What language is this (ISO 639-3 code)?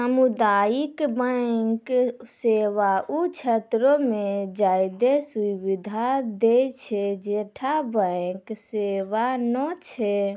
mai